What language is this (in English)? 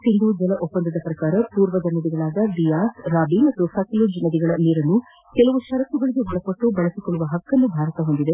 Kannada